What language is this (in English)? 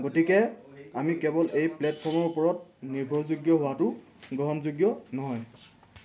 Assamese